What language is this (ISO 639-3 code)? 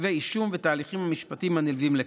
heb